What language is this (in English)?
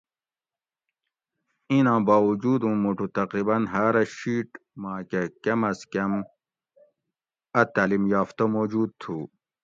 Gawri